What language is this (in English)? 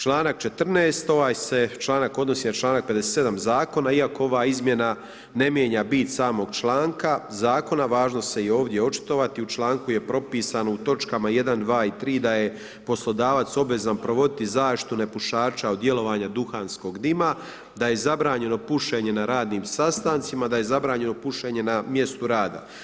Croatian